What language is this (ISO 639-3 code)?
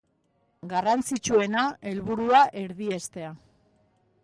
eus